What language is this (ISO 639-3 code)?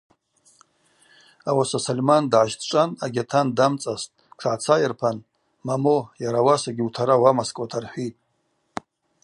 abq